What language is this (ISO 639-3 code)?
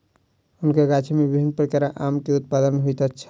mai